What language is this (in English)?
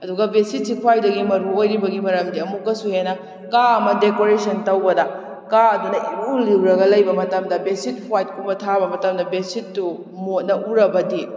Manipuri